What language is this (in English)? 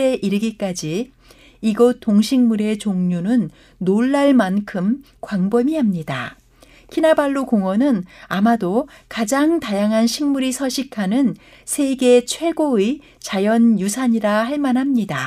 Korean